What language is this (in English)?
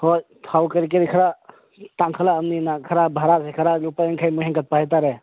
Manipuri